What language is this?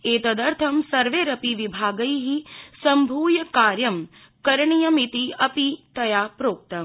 Sanskrit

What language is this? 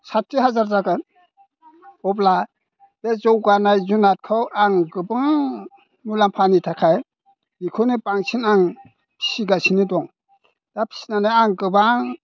Bodo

